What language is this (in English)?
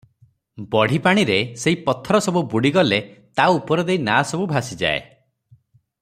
Odia